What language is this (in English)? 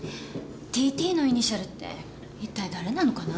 Japanese